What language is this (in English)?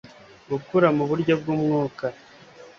Kinyarwanda